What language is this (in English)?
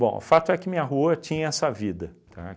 Portuguese